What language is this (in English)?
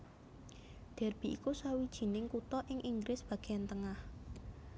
Javanese